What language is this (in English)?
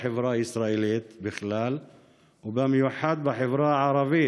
Hebrew